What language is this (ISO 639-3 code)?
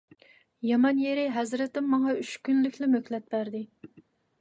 uig